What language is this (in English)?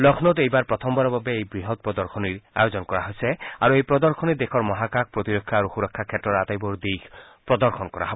Assamese